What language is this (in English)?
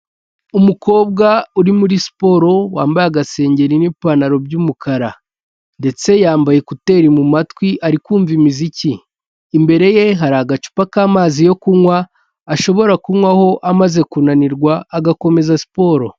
Kinyarwanda